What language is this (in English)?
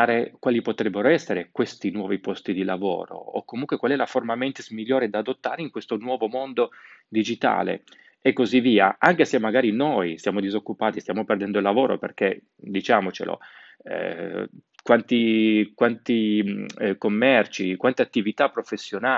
Italian